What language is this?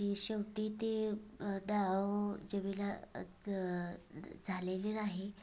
Marathi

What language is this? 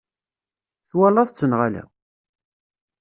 Kabyle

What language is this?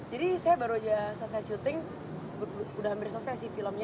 Indonesian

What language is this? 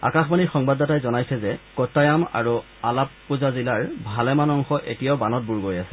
Assamese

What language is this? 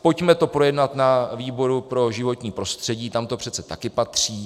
Czech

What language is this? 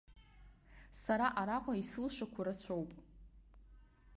Abkhazian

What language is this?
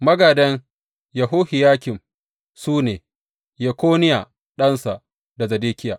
Hausa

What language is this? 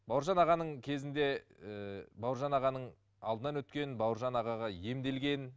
Kazakh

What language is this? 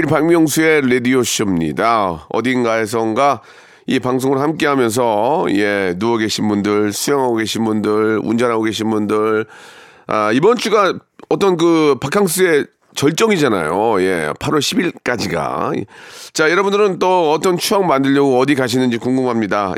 Korean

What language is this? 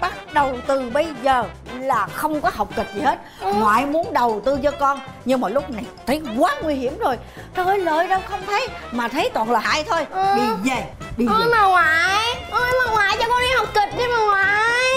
Vietnamese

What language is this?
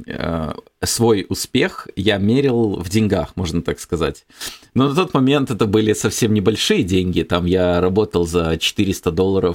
Russian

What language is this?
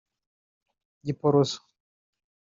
Kinyarwanda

